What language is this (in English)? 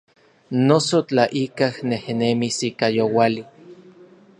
Orizaba Nahuatl